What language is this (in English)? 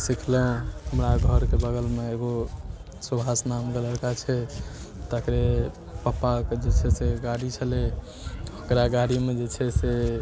Maithili